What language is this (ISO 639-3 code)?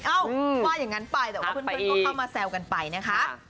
tha